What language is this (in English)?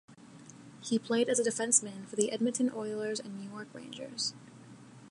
English